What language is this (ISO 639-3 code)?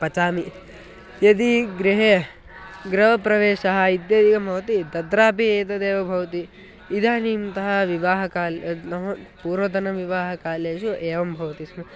san